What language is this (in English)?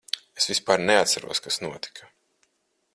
Latvian